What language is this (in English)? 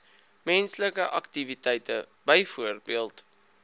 Afrikaans